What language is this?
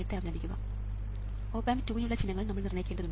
Malayalam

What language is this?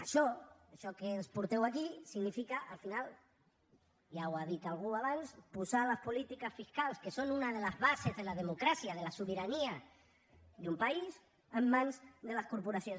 Catalan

